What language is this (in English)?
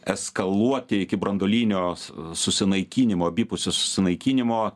Lithuanian